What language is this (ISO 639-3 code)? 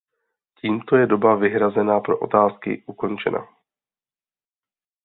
ces